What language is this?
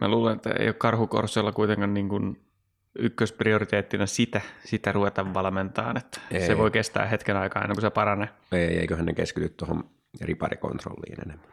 Finnish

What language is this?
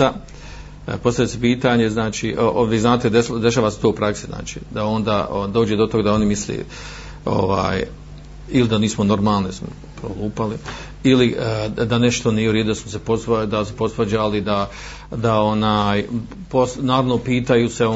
Croatian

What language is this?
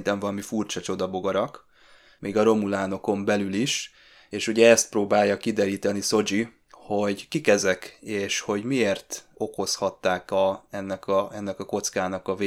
Hungarian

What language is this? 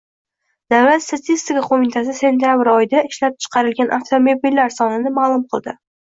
Uzbek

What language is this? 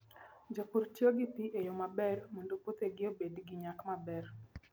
Luo (Kenya and Tanzania)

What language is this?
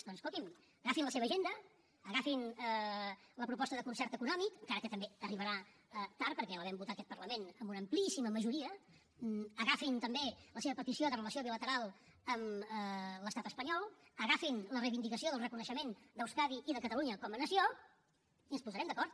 Catalan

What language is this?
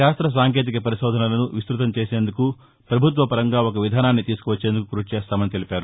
Telugu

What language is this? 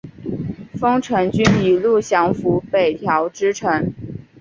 Chinese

